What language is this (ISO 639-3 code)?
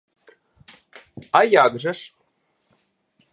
ukr